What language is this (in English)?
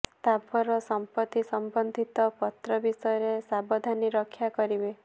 Odia